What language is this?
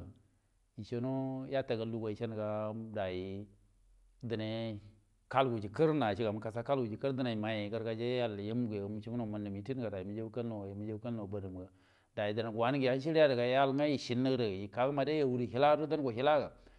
Buduma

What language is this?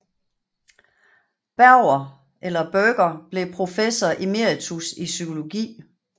Danish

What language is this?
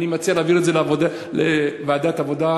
Hebrew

